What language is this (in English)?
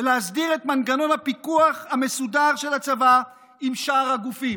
Hebrew